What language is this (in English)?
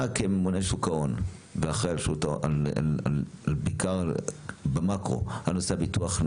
Hebrew